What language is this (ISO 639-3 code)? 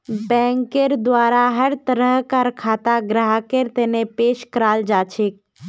mag